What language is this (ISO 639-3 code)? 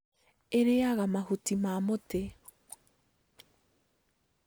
kik